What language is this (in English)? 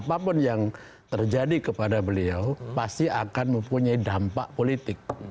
Indonesian